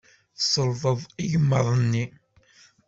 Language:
Kabyle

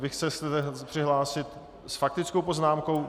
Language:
Czech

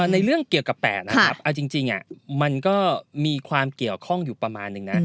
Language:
Thai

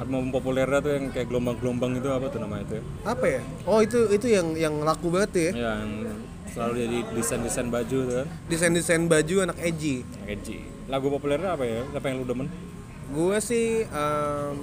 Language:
Indonesian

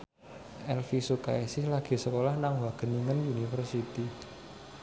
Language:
Javanese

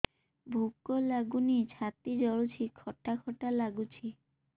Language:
Odia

